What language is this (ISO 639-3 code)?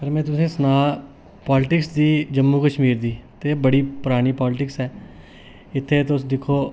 doi